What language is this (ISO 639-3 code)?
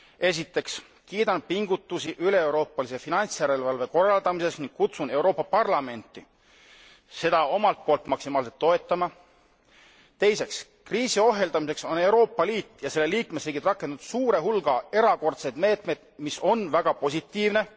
est